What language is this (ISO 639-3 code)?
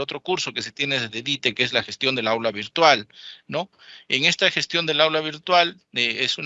spa